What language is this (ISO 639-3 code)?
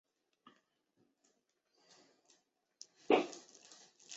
zho